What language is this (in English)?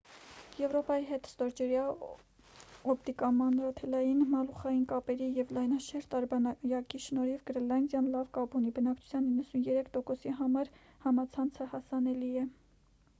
Armenian